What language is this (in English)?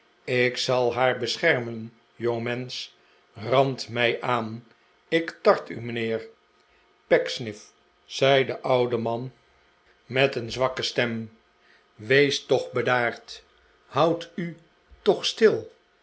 Dutch